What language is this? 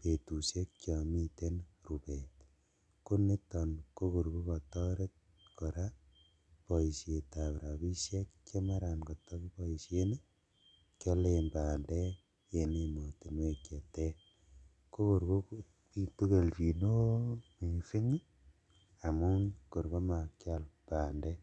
Kalenjin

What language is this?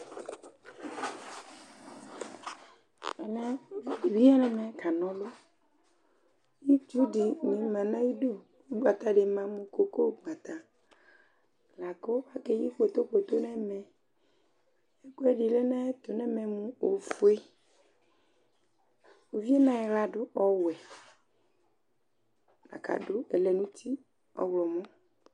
Ikposo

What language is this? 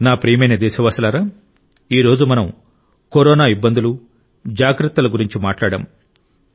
Telugu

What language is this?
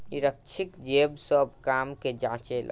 Bhojpuri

